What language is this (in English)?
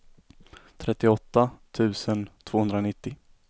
Swedish